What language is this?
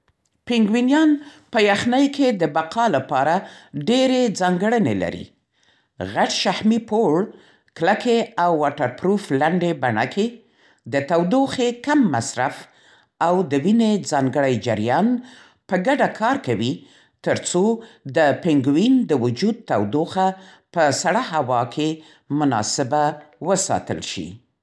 Central Pashto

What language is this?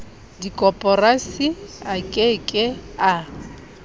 Southern Sotho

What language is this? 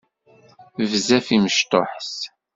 Kabyle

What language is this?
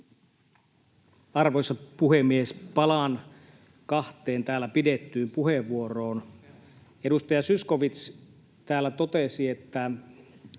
Finnish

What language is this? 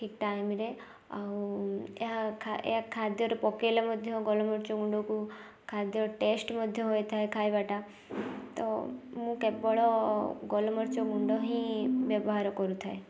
Odia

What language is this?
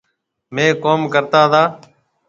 Marwari (Pakistan)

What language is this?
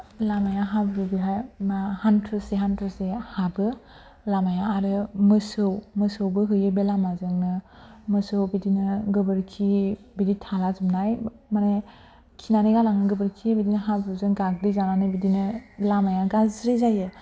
Bodo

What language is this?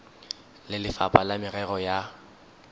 Tswana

